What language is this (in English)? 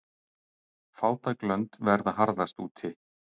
Icelandic